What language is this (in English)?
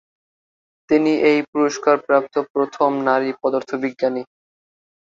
Bangla